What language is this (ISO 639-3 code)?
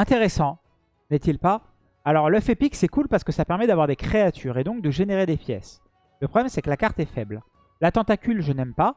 fra